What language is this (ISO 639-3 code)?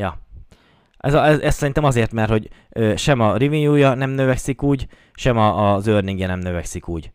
hun